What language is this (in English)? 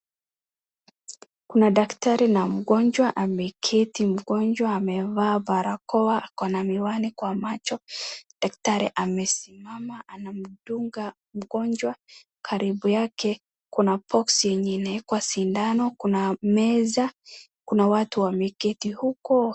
Swahili